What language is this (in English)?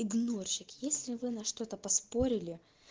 Russian